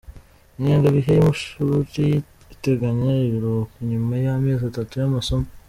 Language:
Kinyarwanda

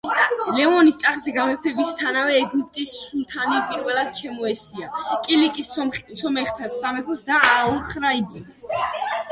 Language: Georgian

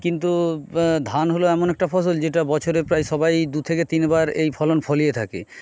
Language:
Bangla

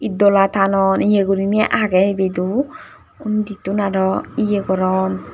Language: Chakma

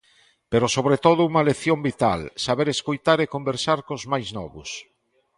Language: Galician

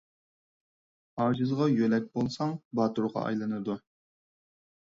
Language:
Uyghur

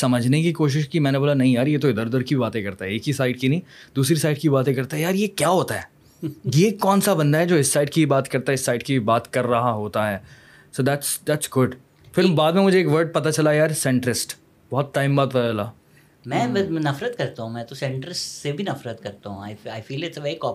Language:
Urdu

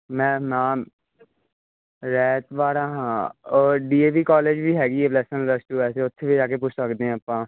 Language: Punjabi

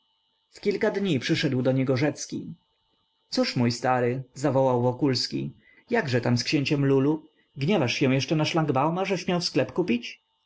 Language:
Polish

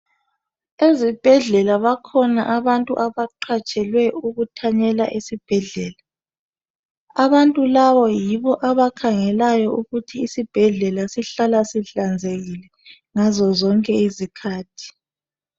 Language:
North Ndebele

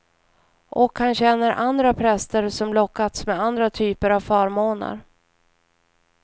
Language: Swedish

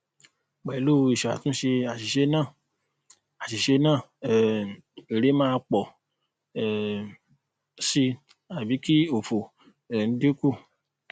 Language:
Yoruba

